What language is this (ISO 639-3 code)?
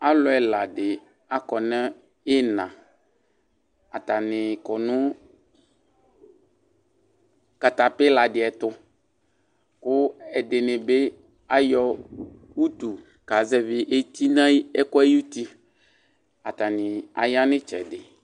kpo